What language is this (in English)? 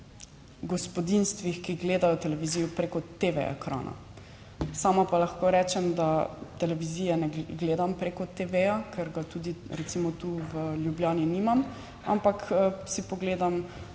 Slovenian